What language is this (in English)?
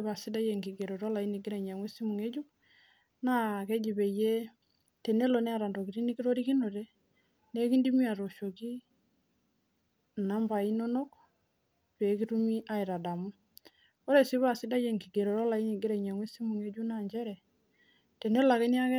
Masai